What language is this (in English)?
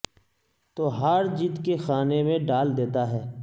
Urdu